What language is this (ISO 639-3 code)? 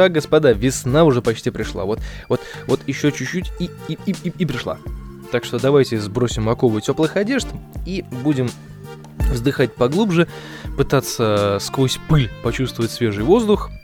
rus